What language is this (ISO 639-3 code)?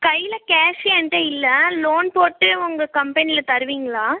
tam